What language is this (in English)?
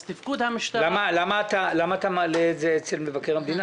Hebrew